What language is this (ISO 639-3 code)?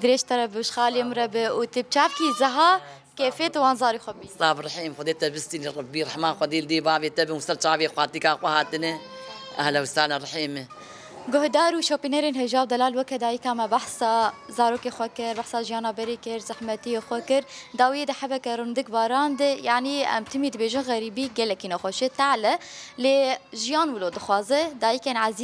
ara